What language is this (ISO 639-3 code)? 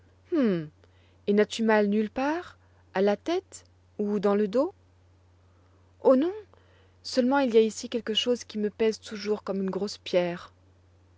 fra